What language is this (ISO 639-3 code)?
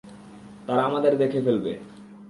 ben